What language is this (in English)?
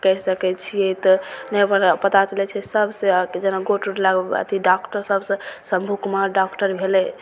Maithili